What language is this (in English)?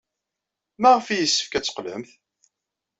Kabyle